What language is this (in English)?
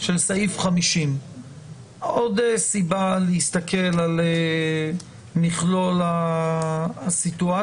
Hebrew